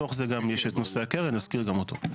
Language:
Hebrew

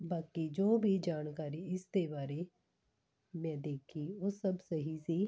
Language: Punjabi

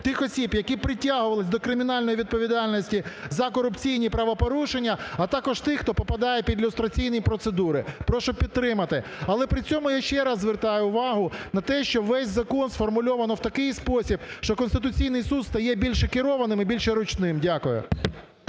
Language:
Ukrainian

